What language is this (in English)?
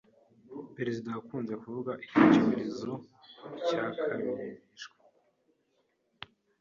Kinyarwanda